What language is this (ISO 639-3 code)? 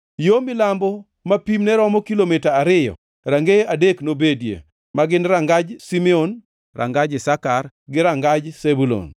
luo